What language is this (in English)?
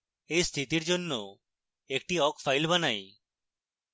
Bangla